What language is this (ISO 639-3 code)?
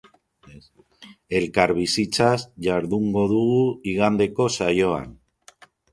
eus